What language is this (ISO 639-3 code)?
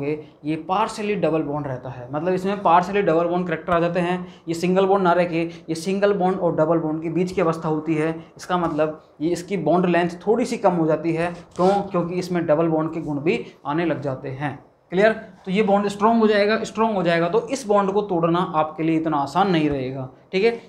hin